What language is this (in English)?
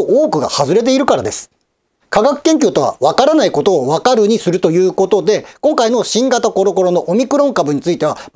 Japanese